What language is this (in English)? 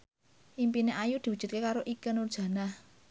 Javanese